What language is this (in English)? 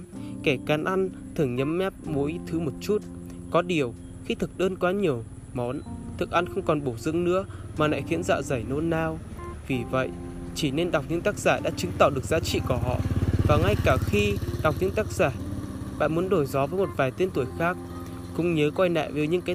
Vietnamese